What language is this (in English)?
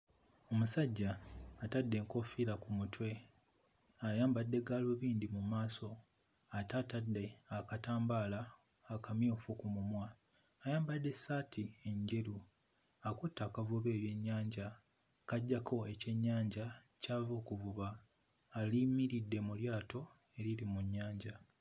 Ganda